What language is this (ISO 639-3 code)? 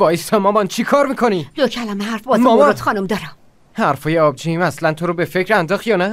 fas